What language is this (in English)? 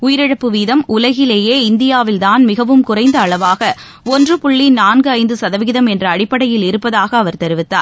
Tamil